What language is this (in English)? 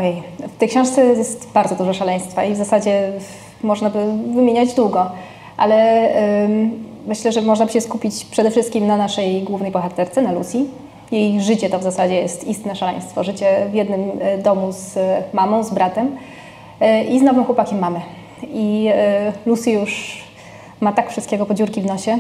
Polish